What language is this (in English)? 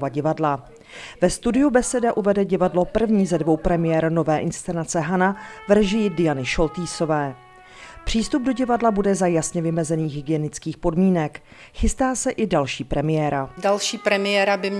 Czech